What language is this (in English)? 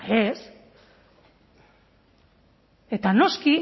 Basque